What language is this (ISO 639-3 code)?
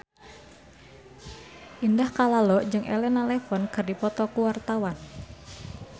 sun